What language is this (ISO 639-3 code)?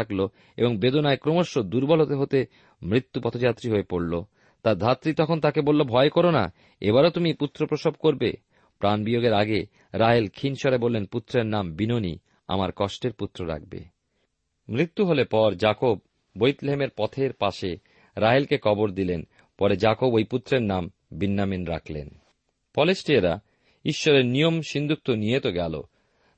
ben